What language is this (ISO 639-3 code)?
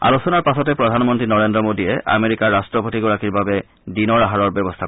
asm